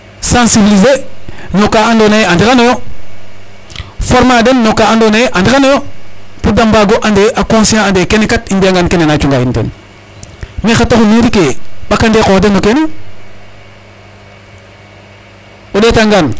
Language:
Serer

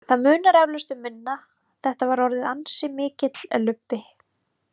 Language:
Icelandic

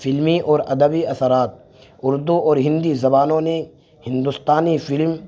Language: Urdu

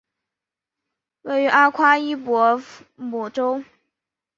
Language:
Chinese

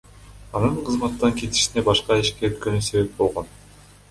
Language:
Kyrgyz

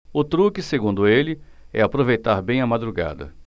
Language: Portuguese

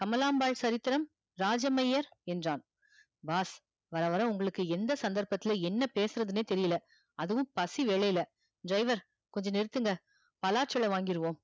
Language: Tamil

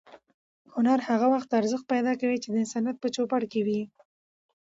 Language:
Pashto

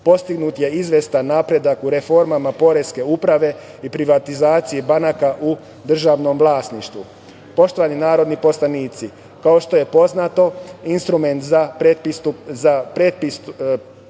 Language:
Serbian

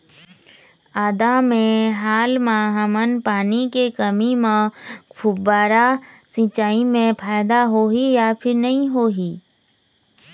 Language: Chhattisgarhi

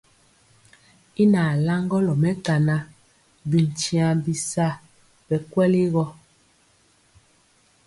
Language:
Mpiemo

